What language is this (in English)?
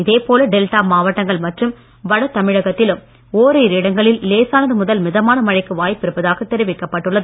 Tamil